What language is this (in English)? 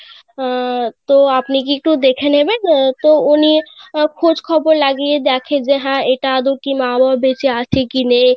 Bangla